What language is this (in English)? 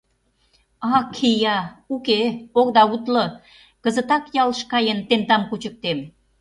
Mari